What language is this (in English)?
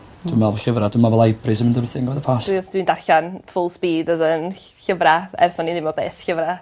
Welsh